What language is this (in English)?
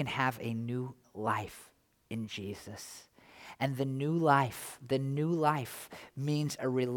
English